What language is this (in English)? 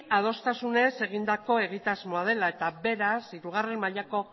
Basque